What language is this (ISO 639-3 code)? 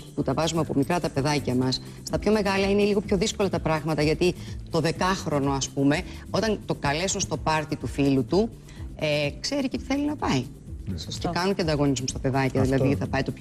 ell